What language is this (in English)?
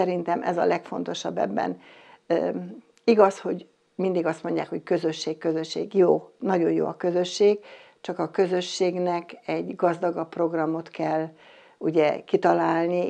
Hungarian